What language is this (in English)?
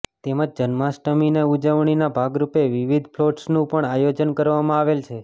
Gujarati